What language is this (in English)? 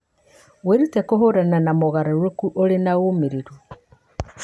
Kikuyu